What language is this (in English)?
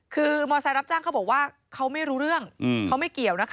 Thai